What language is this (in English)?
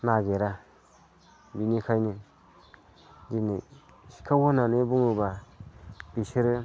Bodo